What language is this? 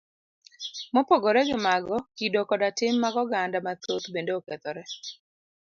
Luo (Kenya and Tanzania)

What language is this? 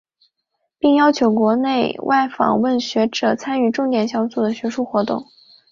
Chinese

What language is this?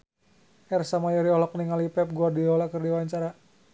Sundanese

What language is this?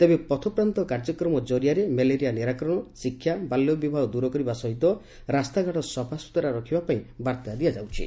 Odia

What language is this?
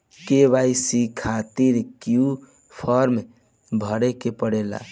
Bhojpuri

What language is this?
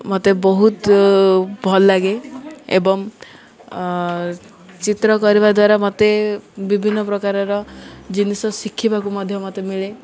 Odia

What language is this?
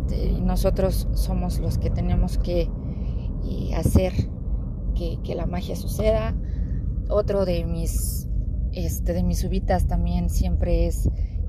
Spanish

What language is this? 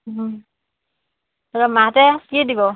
Assamese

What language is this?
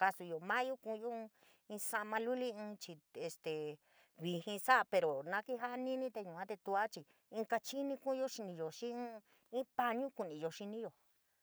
San Miguel El Grande Mixtec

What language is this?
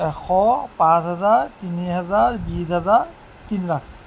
Assamese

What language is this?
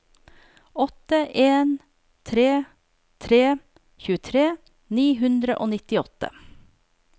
Norwegian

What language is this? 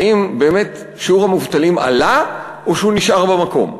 Hebrew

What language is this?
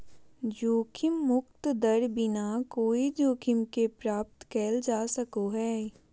Magahi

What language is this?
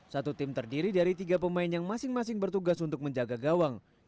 Indonesian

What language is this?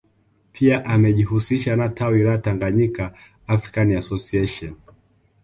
Swahili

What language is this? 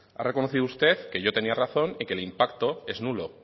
Spanish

